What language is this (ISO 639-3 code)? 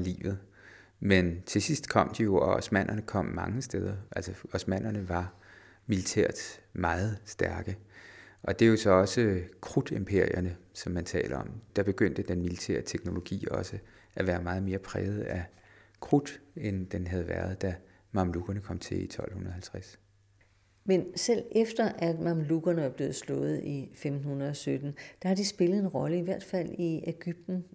dan